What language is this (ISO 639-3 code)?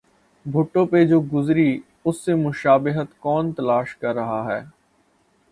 urd